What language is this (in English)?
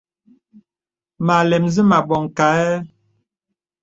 Bebele